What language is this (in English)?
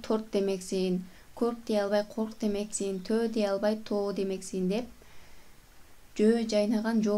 Turkish